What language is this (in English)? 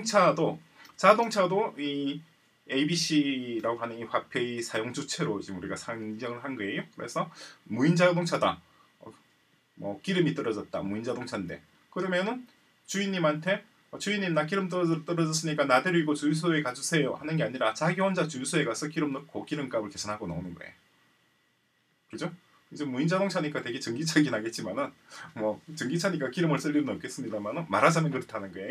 Korean